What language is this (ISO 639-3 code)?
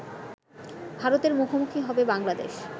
ben